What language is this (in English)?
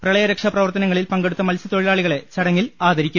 Malayalam